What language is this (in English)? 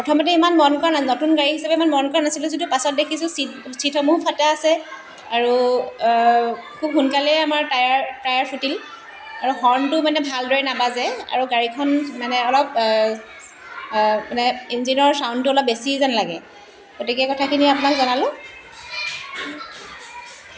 Assamese